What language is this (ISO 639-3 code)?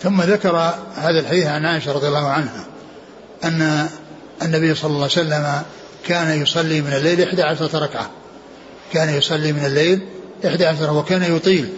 ara